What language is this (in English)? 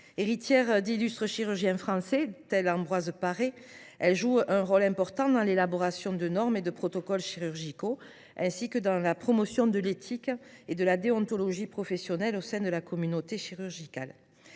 French